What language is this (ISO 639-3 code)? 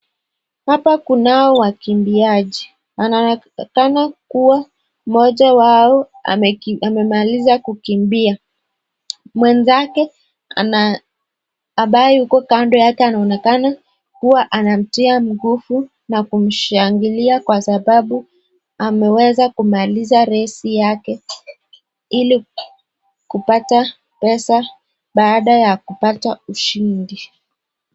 swa